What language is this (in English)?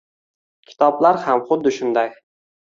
Uzbek